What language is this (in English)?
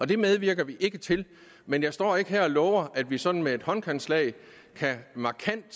Danish